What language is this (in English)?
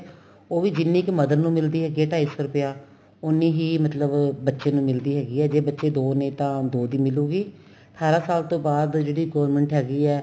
Punjabi